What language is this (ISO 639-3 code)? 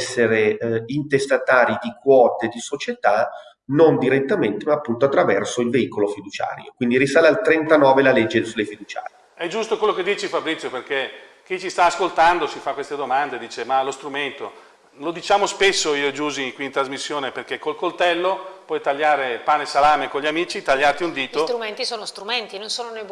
ita